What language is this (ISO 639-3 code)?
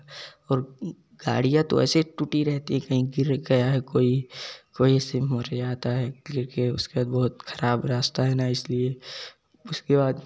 hin